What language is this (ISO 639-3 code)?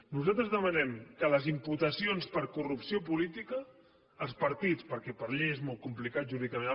cat